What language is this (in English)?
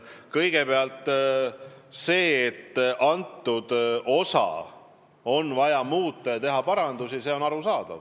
Estonian